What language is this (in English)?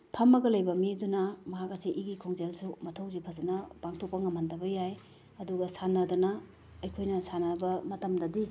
Manipuri